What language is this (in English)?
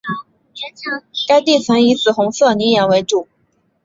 Chinese